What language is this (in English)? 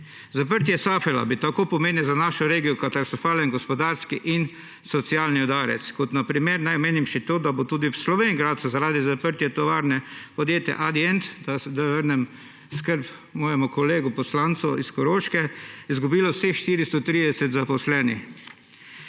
Slovenian